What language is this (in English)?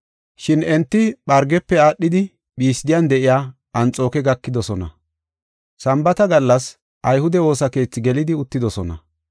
Gofa